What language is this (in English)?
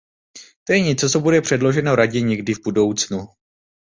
Czech